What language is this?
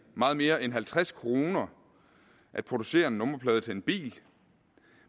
Danish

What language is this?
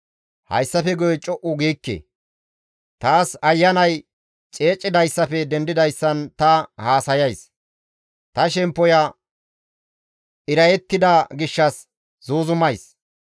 Gamo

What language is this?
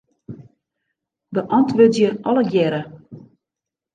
Western Frisian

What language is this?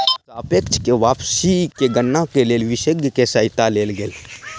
Maithili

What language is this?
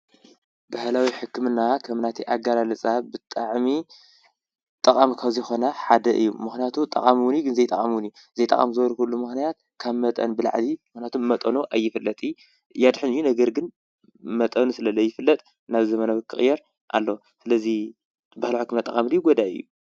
Tigrinya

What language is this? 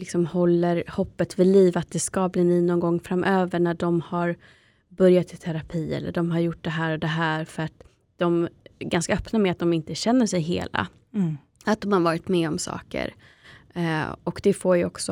Swedish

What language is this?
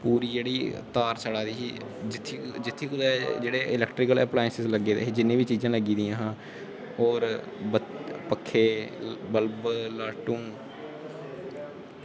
Dogri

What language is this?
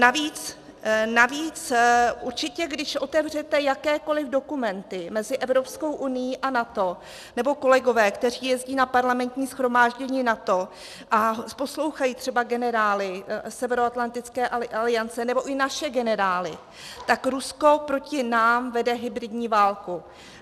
Czech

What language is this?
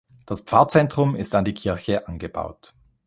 German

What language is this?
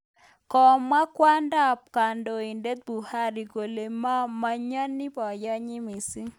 Kalenjin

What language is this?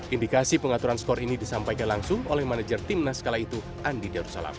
Indonesian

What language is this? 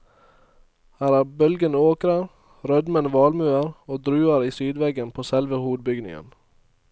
Norwegian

